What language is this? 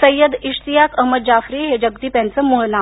Marathi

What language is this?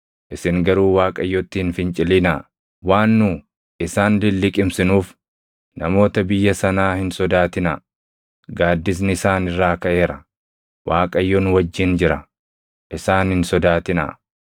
Oromo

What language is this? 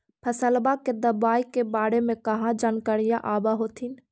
Magahi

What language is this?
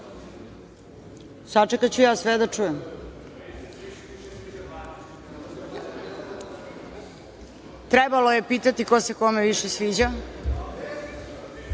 Serbian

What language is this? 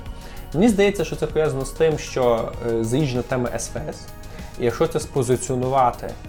Ukrainian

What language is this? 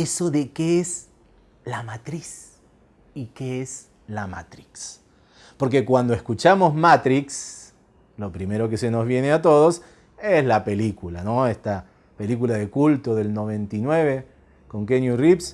Spanish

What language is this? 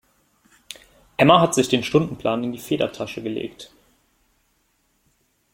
German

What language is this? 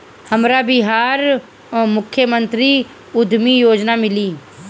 Bhojpuri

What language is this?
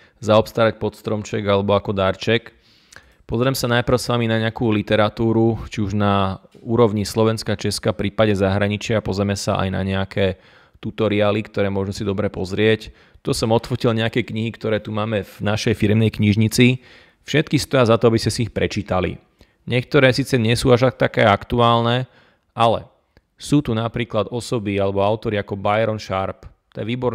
Slovak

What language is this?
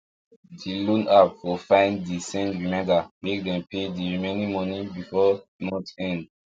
Nigerian Pidgin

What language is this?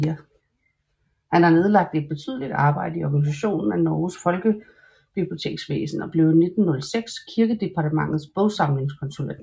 Danish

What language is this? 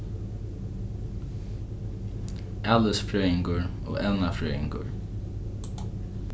Faroese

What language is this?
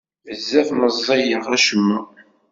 Kabyle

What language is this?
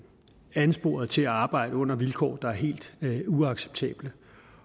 Danish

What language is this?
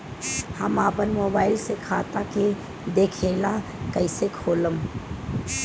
Bhojpuri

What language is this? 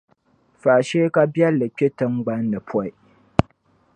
Dagbani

